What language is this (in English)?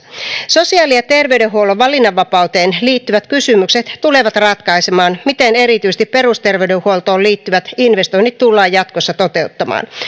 Finnish